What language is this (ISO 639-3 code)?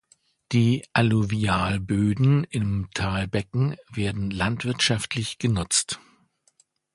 deu